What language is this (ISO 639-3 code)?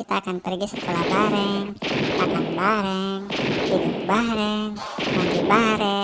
ind